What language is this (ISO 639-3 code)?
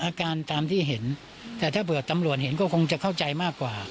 tha